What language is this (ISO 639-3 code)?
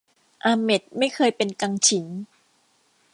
tha